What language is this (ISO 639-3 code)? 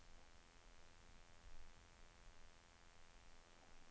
swe